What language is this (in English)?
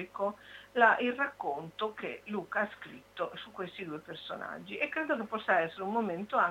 Italian